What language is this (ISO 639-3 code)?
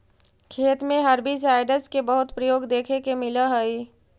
mag